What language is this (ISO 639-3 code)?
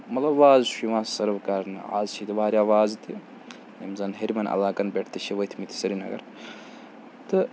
kas